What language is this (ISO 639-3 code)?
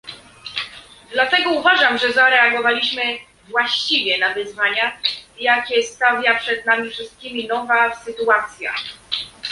pol